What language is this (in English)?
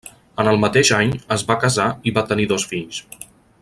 Catalan